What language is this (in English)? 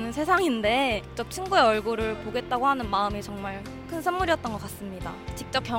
Korean